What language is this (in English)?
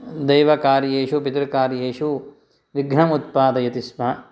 Sanskrit